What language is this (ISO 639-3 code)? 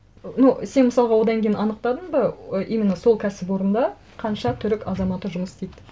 kaz